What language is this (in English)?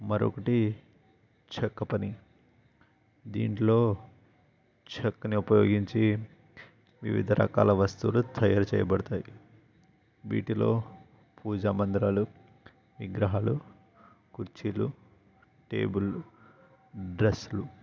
Telugu